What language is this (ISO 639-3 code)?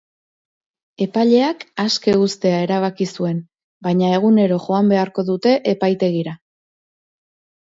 eus